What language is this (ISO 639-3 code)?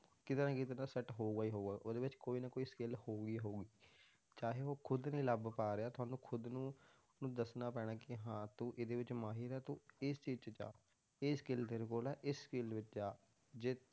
pan